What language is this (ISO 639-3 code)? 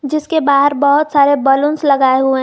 hin